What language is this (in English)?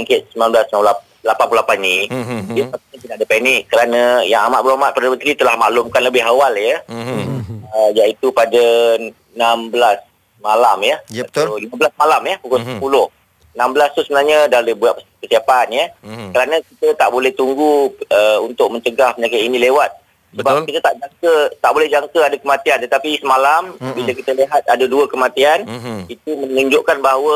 Malay